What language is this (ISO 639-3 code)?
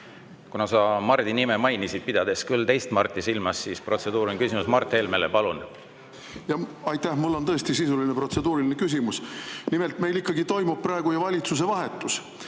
est